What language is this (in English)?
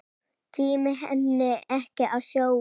Icelandic